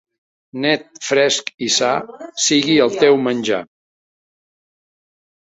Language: Catalan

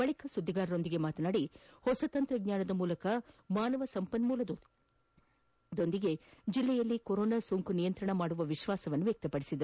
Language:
Kannada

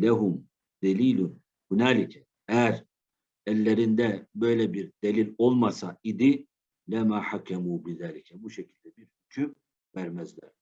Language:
Turkish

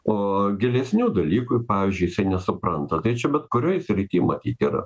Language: Lithuanian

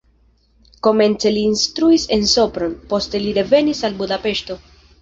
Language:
Esperanto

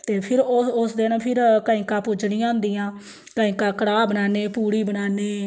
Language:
Dogri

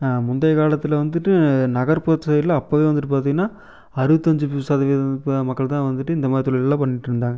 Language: Tamil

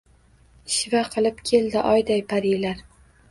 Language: Uzbek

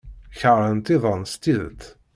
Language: Kabyle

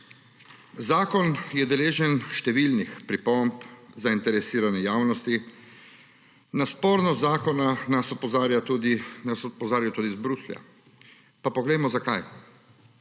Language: Slovenian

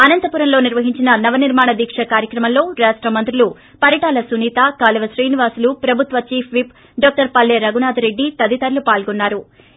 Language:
Telugu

